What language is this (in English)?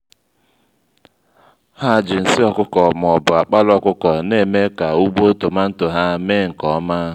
Igbo